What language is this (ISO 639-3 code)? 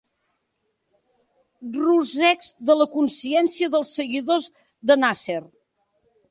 cat